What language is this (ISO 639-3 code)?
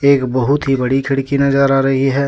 hin